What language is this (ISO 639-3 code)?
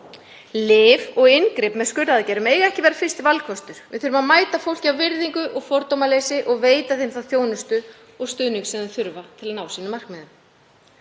isl